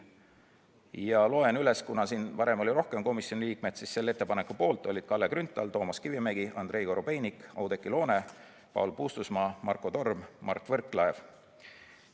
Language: Estonian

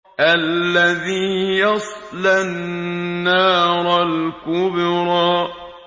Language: Arabic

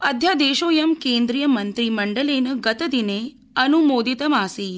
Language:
Sanskrit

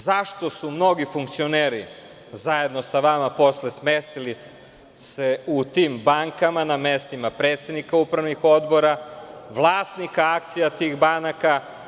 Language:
Serbian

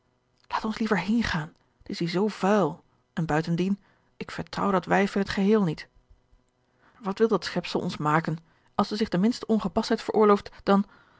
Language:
Dutch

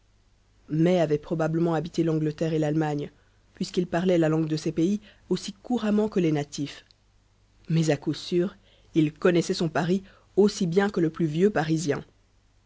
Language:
French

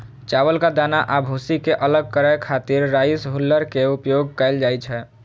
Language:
Maithili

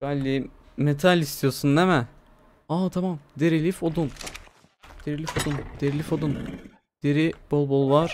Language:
Turkish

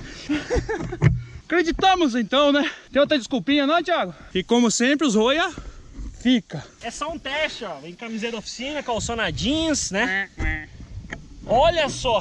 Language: Portuguese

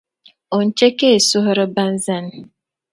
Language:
Dagbani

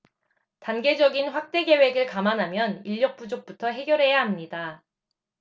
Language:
Korean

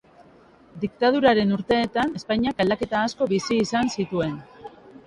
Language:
Basque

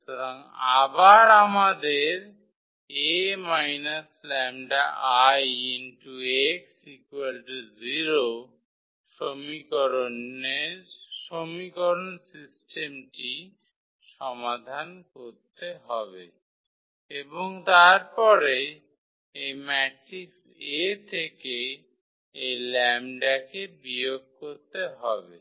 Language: Bangla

